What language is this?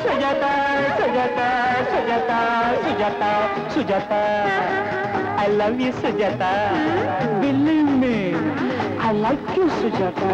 Indonesian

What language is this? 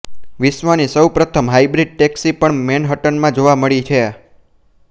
Gujarati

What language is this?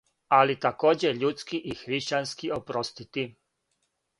Serbian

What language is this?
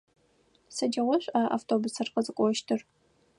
Adyghe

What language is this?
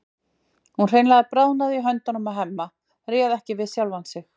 Icelandic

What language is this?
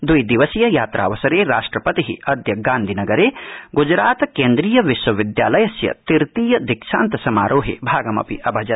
Sanskrit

